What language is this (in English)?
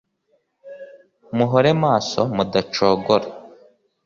Kinyarwanda